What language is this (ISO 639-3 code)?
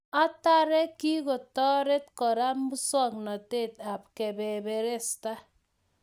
kln